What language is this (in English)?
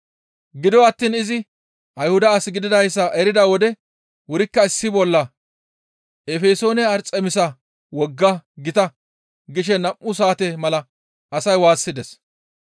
Gamo